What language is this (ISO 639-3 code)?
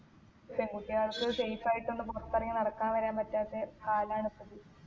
mal